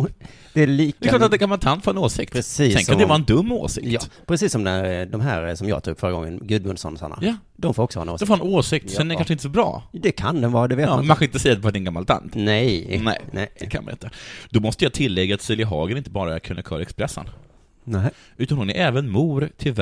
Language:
Swedish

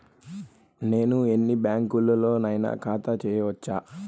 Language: Telugu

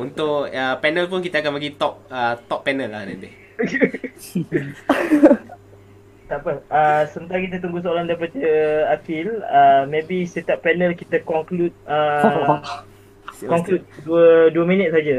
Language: Malay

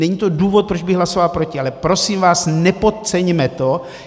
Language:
Czech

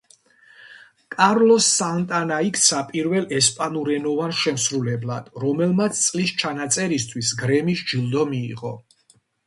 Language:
Georgian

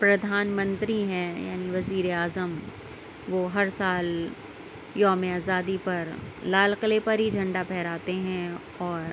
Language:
Urdu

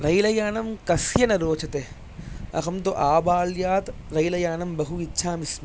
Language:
Sanskrit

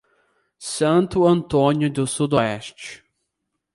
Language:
Portuguese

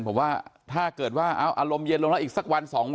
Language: Thai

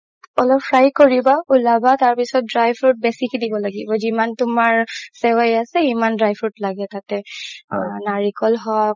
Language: Assamese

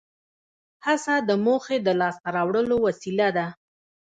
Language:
Pashto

